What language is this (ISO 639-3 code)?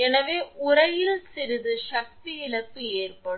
tam